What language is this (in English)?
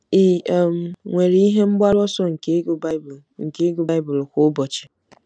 Igbo